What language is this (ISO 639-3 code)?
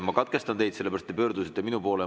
est